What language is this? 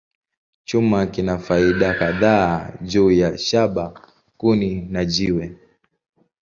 Swahili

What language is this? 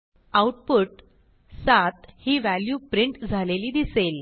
Marathi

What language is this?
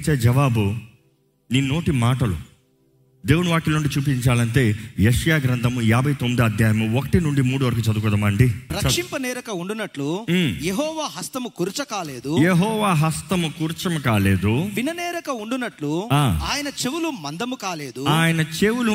Telugu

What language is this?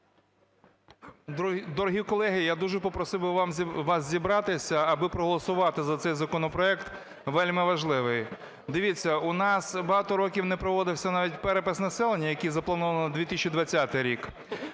Ukrainian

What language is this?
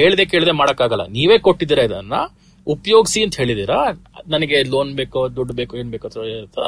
Kannada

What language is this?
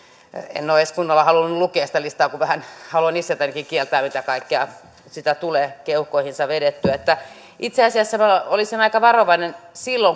Finnish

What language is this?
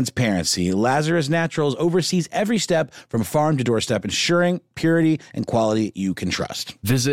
English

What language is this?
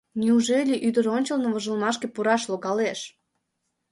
Mari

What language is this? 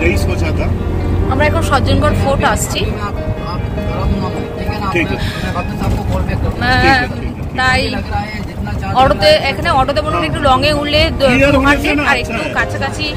Hindi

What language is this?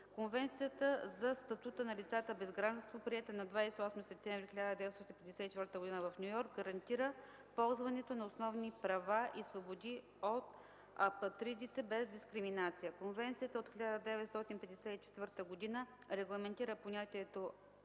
Bulgarian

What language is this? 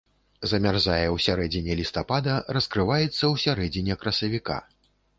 Belarusian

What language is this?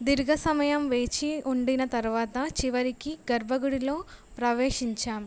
Telugu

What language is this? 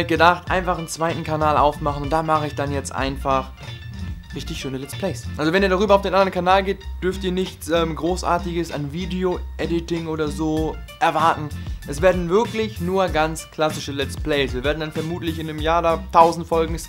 German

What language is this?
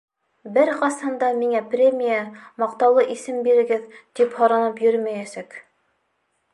Bashkir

